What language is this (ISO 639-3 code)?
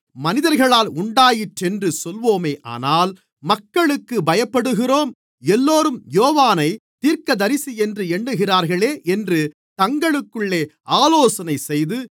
tam